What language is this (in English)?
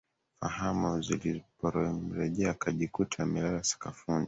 Swahili